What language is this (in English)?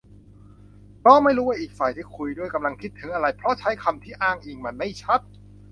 Thai